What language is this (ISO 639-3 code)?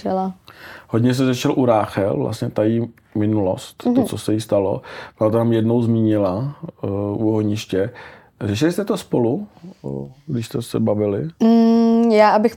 ces